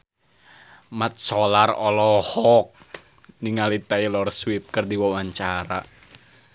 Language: Sundanese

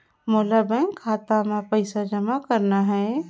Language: Chhattisgarhi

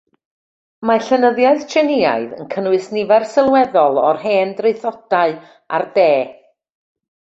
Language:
Welsh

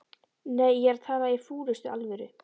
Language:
Icelandic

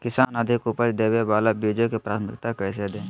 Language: Magahi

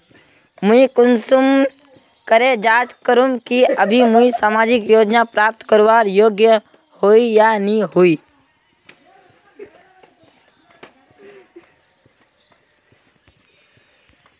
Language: Magahi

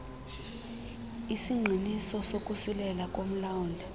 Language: Xhosa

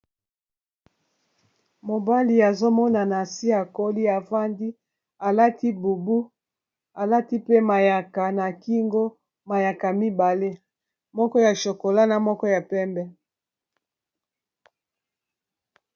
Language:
Lingala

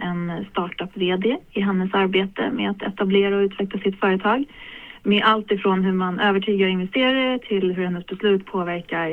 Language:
Swedish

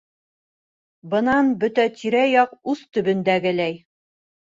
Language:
Bashkir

